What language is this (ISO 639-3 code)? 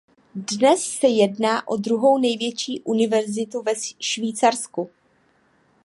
ces